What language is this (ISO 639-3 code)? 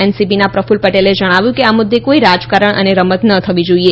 guj